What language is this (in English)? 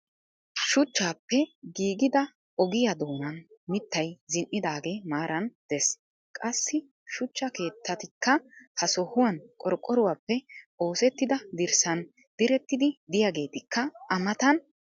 Wolaytta